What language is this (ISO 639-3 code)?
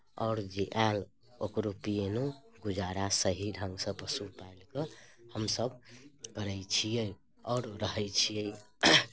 mai